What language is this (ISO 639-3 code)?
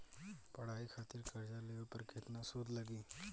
bho